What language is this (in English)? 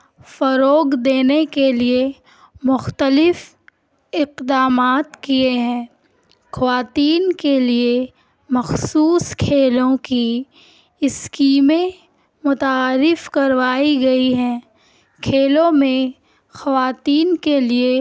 Urdu